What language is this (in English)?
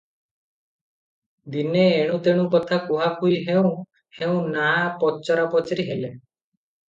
Odia